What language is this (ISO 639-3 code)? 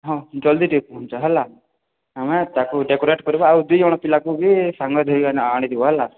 ori